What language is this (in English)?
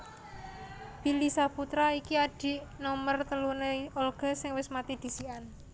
Javanese